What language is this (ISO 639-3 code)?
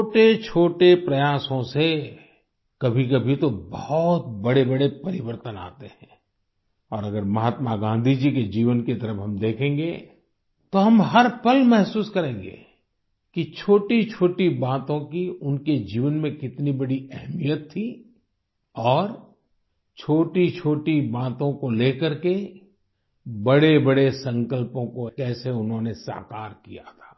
hin